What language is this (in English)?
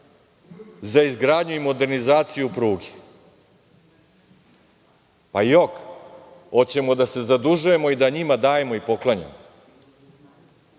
Serbian